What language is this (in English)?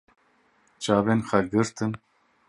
Kurdish